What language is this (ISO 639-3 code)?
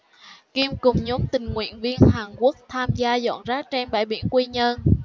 vie